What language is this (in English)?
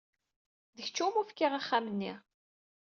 Kabyle